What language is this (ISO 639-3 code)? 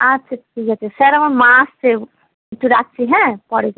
ben